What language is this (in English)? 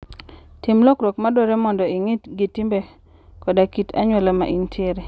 Luo (Kenya and Tanzania)